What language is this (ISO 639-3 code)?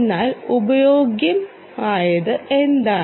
mal